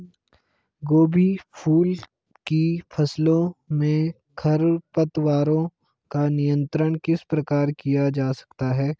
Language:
Hindi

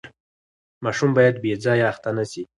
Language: Pashto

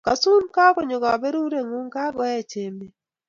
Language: Kalenjin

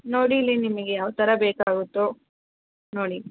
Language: Kannada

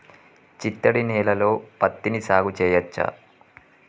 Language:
Telugu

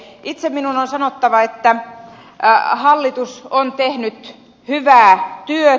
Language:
Finnish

